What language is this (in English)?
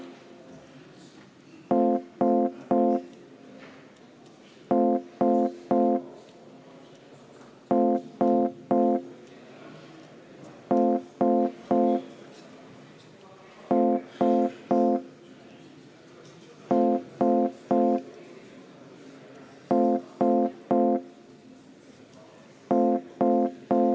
Estonian